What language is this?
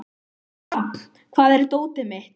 Icelandic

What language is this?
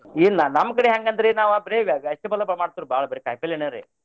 Kannada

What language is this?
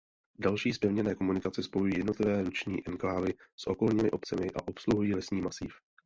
Czech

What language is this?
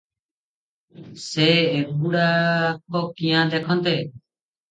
Odia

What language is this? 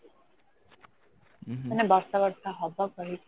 Odia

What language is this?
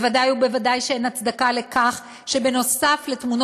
Hebrew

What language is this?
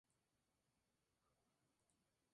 Spanish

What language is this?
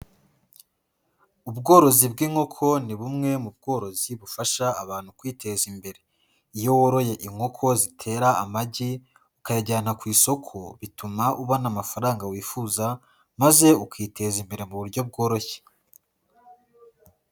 Kinyarwanda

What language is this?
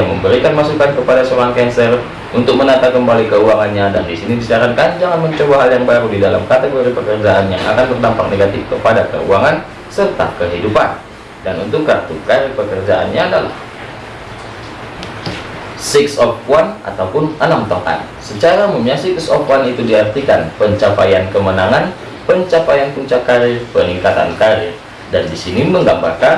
Indonesian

